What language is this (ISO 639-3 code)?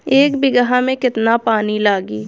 bho